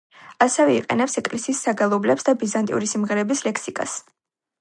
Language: Georgian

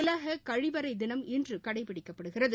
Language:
Tamil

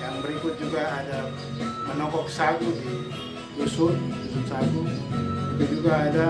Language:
Indonesian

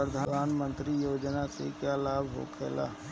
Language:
Bhojpuri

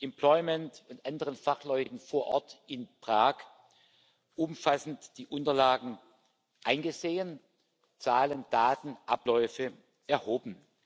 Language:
German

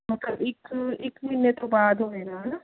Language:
Punjabi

